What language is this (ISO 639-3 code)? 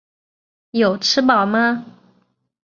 zho